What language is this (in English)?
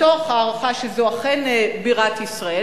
Hebrew